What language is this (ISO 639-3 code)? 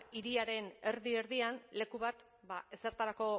eus